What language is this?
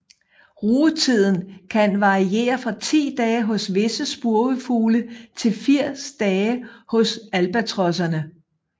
Danish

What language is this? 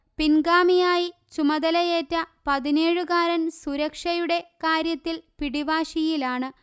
Malayalam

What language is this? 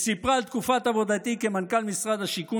Hebrew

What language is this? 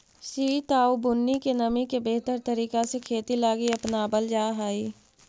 Magahi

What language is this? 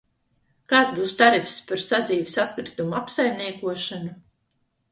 Latvian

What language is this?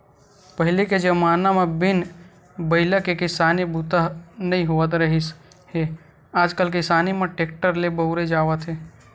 Chhattisgarhi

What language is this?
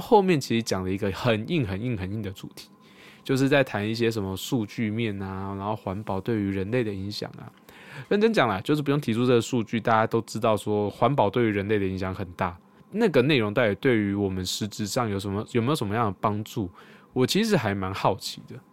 Chinese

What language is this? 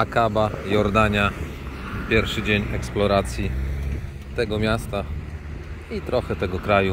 Polish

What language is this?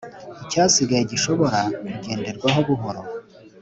Kinyarwanda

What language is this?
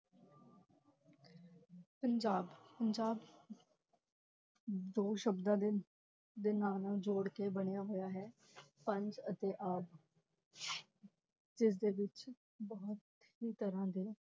Punjabi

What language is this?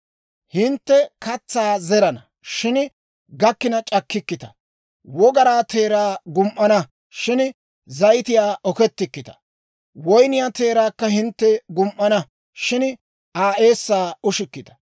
Dawro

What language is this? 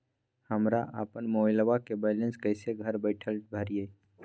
Magahi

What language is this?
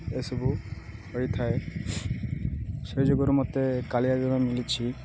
Odia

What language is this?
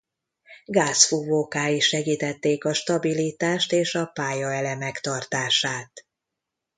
Hungarian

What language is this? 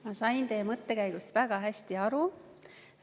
Estonian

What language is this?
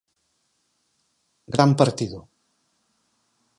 Galician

